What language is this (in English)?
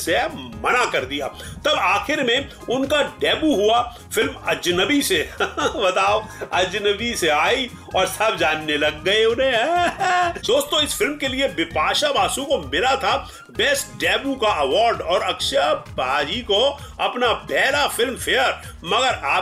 Hindi